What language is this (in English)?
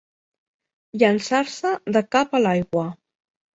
Catalan